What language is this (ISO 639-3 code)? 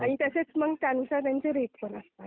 mar